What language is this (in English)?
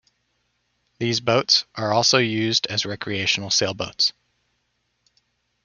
English